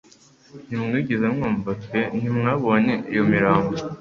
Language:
Kinyarwanda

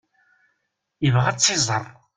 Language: Kabyle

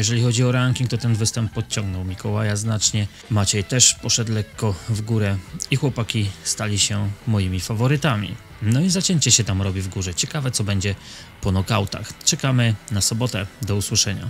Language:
Polish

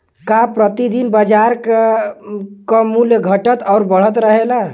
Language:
Bhojpuri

